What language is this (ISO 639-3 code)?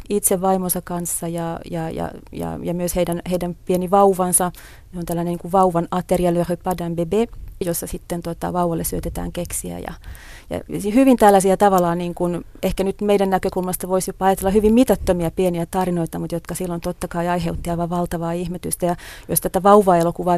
fin